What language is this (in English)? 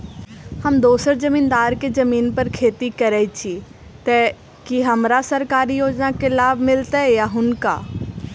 Maithili